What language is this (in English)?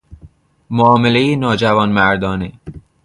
Persian